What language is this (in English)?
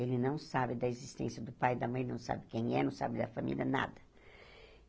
Portuguese